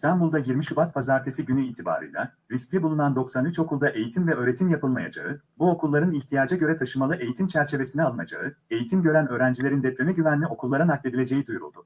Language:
Turkish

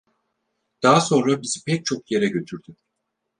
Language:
Turkish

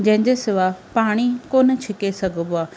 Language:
Sindhi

